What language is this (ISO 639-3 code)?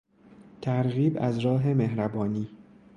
fas